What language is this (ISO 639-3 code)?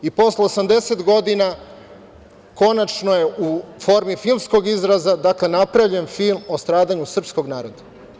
srp